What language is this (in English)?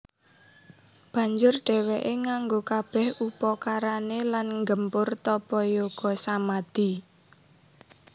Javanese